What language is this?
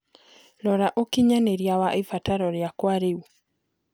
Kikuyu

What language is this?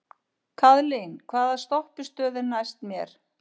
Icelandic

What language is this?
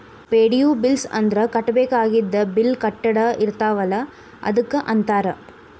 Kannada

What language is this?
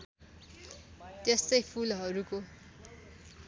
Nepali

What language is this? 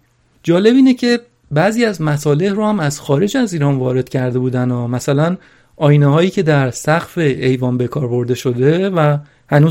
Persian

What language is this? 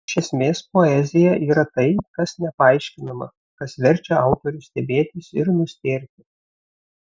Lithuanian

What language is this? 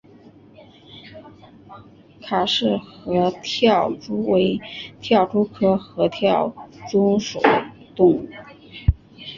Chinese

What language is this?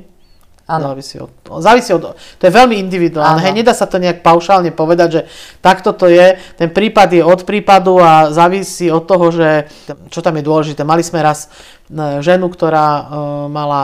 Slovak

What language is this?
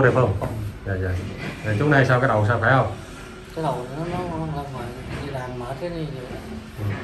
Vietnamese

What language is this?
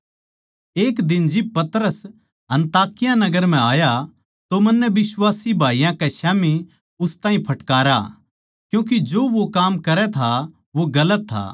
Haryanvi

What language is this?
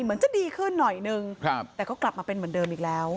Thai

